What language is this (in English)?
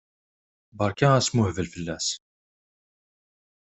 Kabyle